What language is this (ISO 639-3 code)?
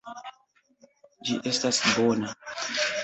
epo